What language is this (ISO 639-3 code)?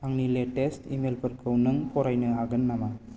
brx